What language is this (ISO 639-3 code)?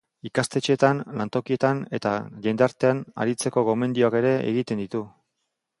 eus